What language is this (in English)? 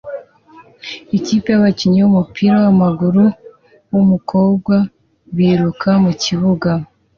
Kinyarwanda